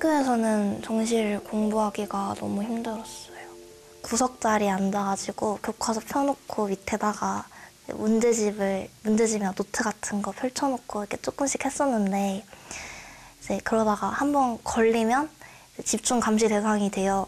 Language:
Korean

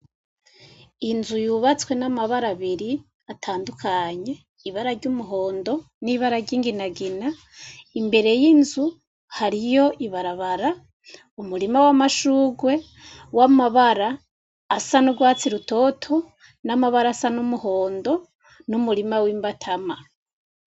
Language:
Rundi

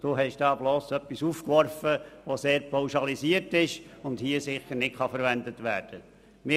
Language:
Swiss German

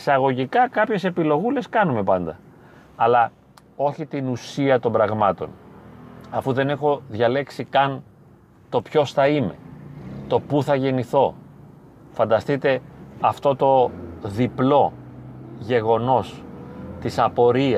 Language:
Greek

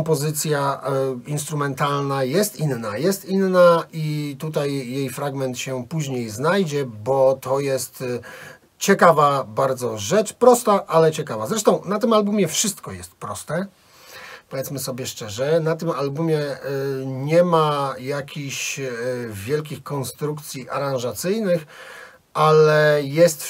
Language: Polish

